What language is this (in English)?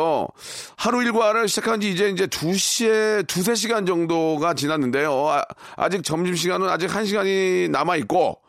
Korean